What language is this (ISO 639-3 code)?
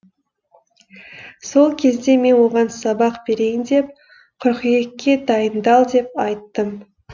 kaz